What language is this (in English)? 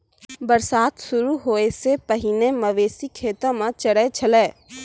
Maithili